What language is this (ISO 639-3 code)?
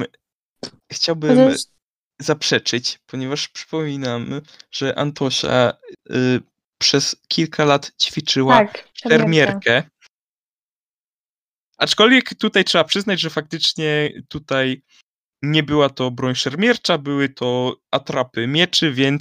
pol